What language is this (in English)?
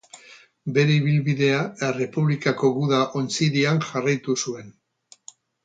Basque